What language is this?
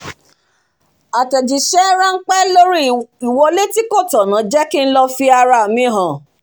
Yoruba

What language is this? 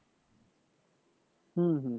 Bangla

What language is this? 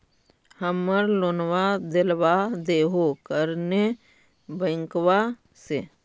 Magahi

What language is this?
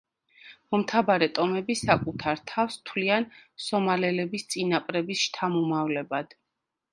Georgian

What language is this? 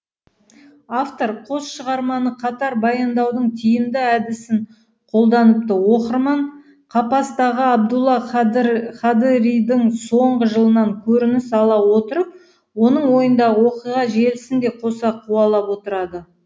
Kazakh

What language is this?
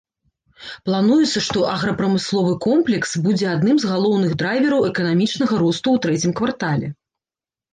Belarusian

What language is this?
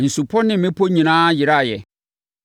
Akan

